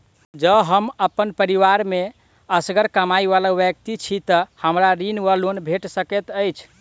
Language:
Maithili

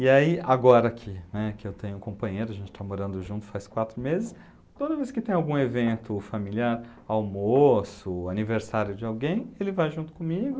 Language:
Portuguese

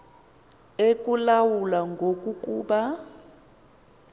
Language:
Xhosa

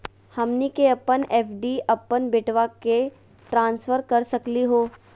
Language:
Magahi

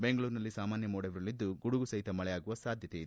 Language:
Kannada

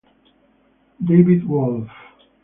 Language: Italian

